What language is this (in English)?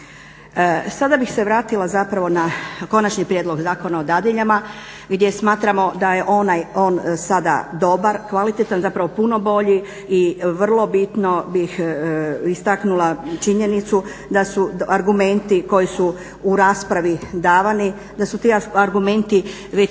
Croatian